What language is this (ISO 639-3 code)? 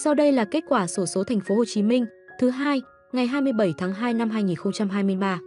vie